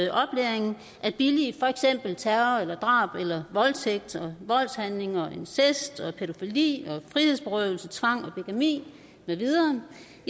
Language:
Danish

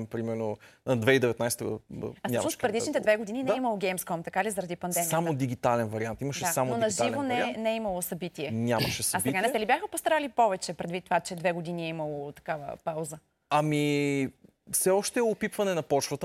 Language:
Bulgarian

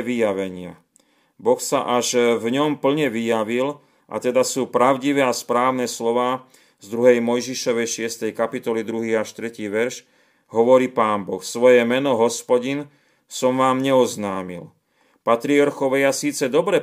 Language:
Slovak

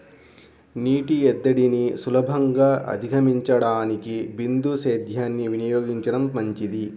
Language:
Telugu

